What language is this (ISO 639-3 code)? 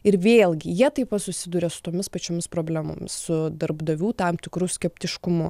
lit